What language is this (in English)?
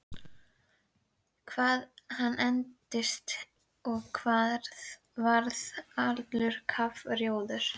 Icelandic